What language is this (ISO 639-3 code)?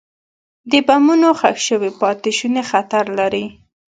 pus